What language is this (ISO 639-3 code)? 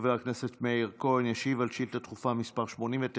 heb